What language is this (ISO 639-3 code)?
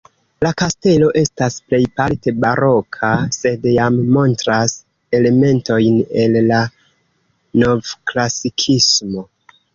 epo